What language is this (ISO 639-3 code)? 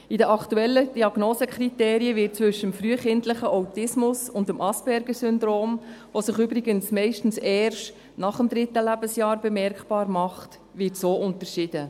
gsw